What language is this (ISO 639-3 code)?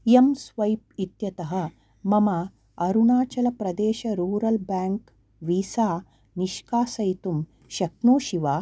san